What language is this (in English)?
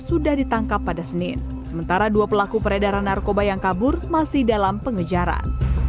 Indonesian